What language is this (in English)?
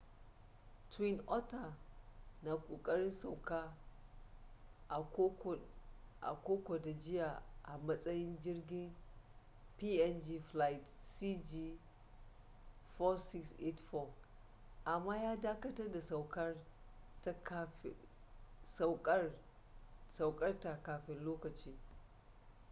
Hausa